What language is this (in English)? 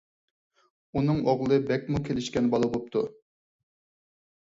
Uyghur